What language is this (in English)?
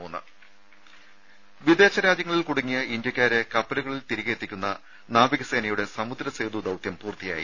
Malayalam